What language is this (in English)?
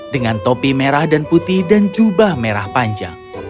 Indonesian